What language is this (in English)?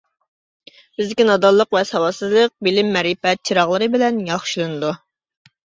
Uyghur